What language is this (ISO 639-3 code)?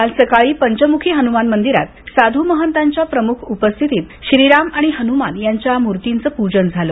mar